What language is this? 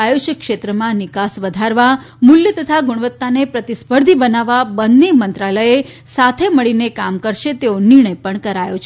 Gujarati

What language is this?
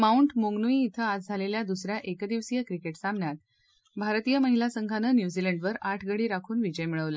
Marathi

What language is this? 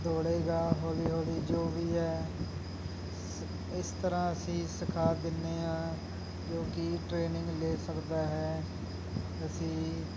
Punjabi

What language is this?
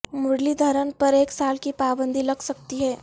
Urdu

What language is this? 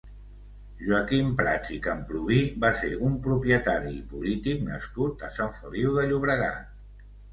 Catalan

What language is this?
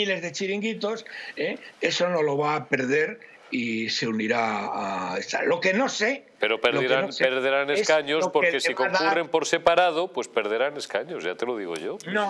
Spanish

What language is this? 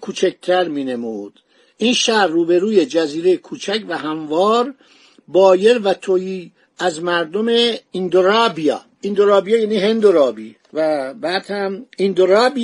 Persian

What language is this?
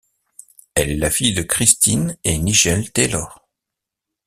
French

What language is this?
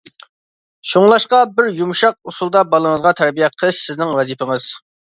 Uyghur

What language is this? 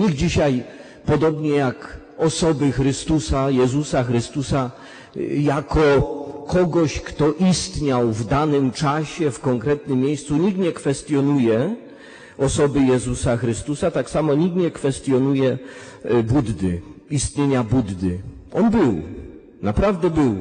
Polish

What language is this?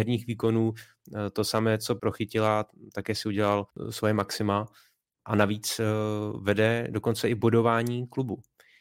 Czech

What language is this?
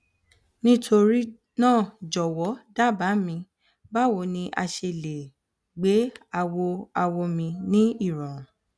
Yoruba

